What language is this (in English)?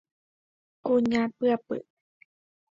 Guarani